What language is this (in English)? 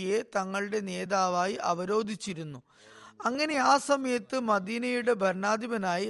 Malayalam